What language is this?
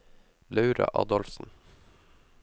Norwegian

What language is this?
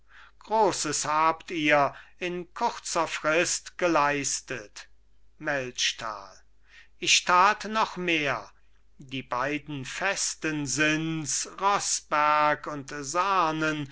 German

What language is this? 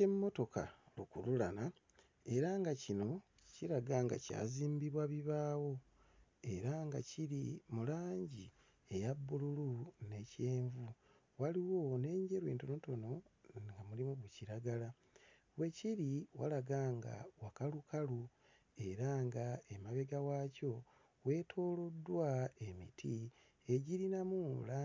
Ganda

